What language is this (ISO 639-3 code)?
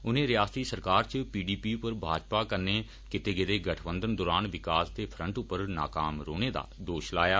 doi